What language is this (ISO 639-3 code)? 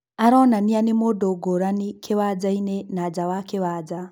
kik